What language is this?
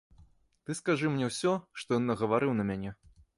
Belarusian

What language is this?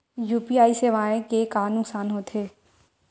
Chhattisgarhi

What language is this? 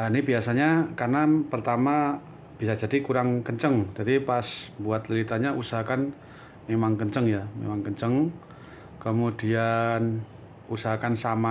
Indonesian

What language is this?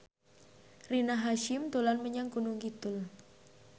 Javanese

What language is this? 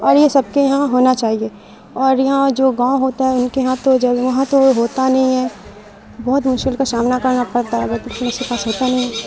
Urdu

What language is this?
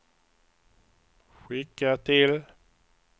Swedish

